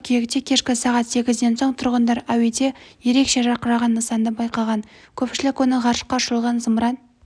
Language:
Kazakh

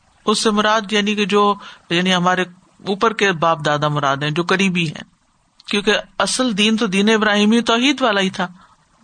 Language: Urdu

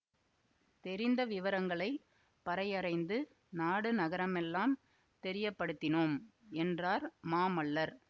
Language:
Tamil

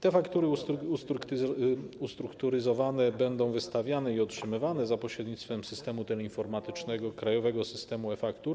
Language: Polish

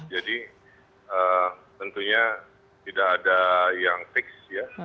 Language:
Indonesian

